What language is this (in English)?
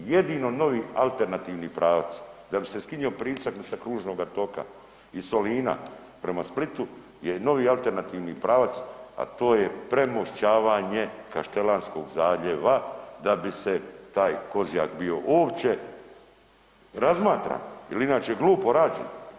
Croatian